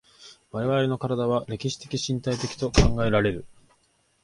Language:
Japanese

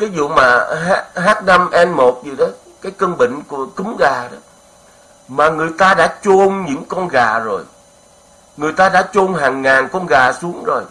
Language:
Vietnamese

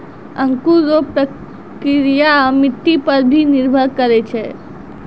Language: Maithili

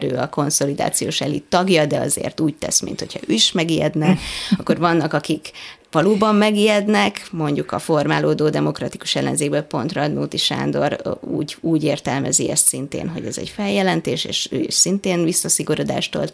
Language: Hungarian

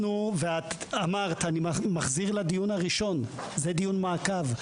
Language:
Hebrew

